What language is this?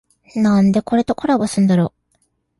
Japanese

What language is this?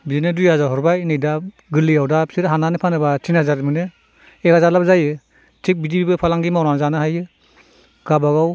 Bodo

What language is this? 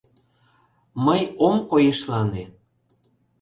Mari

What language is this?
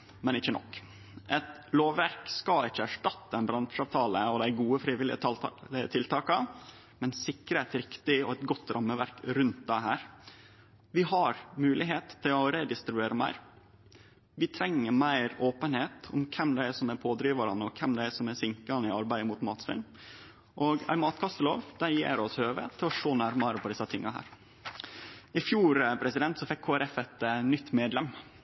Norwegian Nynorsk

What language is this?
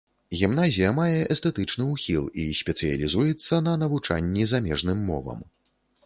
Belarusian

